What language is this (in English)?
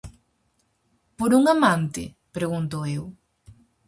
Galician